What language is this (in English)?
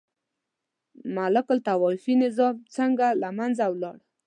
Pashto